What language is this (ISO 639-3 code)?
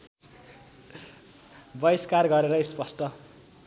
nep